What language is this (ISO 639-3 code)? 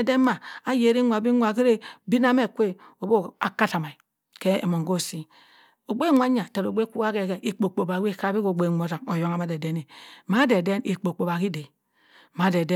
mfn